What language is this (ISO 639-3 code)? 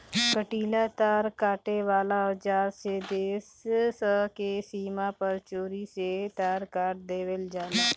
bho